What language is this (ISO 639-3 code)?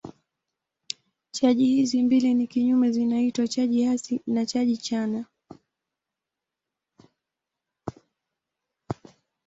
swa